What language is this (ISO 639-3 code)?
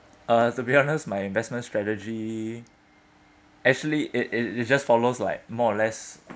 eng